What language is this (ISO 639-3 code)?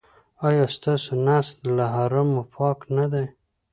pus